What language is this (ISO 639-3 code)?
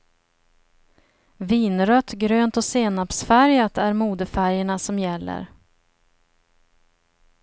swe